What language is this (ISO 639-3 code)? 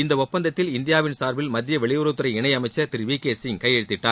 tam